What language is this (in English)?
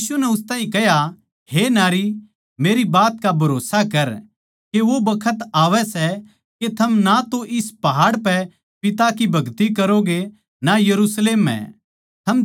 Haryanvi